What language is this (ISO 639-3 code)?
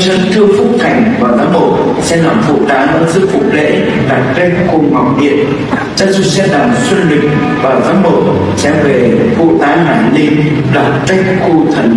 vie